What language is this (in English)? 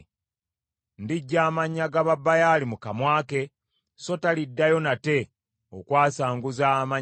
Ganda